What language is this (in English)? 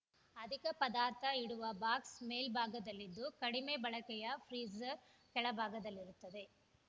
Kannada